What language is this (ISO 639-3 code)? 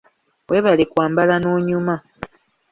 lug